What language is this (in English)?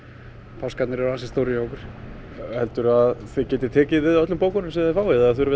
Icelandic